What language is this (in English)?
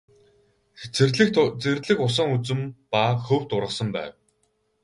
Mongolian